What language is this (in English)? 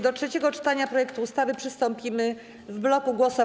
Polish